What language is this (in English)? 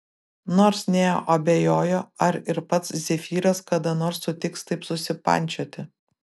Lithuanian